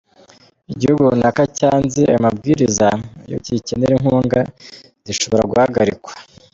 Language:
Kinyarwanda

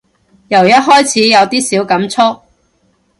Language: Cantonese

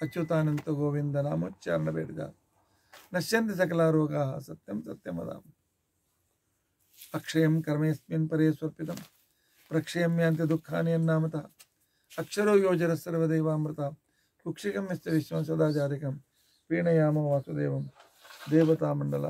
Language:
Kannada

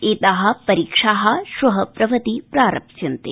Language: Sanskrit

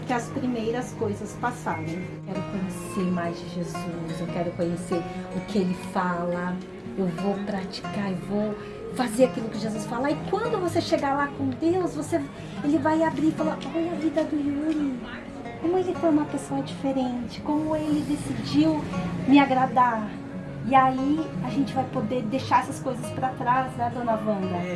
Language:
Portuguese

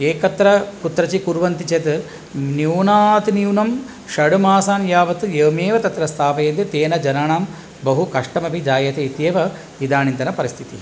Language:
Sanskrit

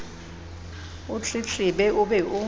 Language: Southern Sotho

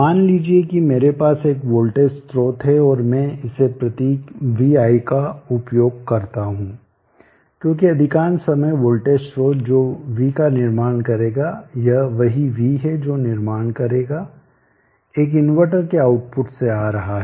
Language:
Hindi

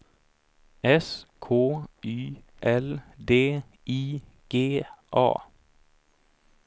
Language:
Swedish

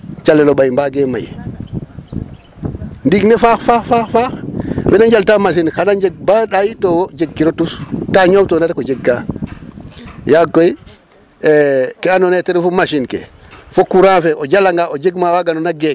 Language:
Serer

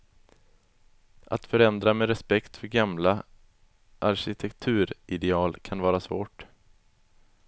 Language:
Swedish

